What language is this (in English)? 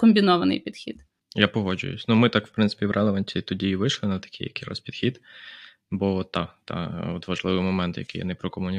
Ukrainian